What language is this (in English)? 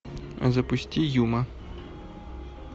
Russian